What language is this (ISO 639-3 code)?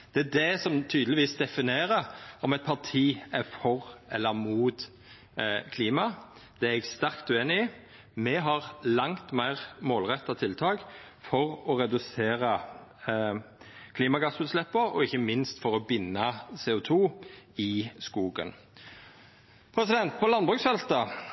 nno